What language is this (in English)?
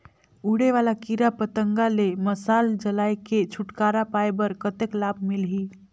Chhattisgarhi